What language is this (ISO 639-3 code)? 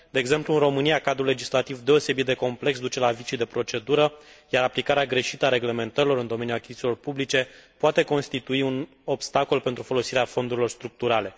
ron